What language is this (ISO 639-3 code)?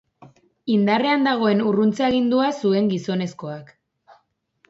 eus